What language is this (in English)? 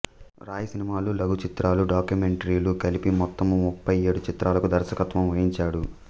Telugu